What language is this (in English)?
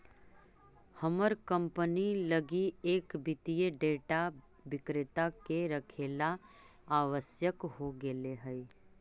Magahi